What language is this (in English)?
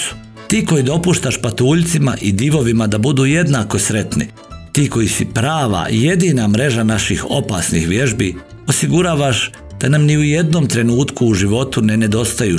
Croatian